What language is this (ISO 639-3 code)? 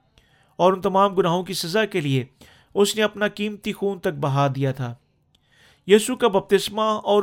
urd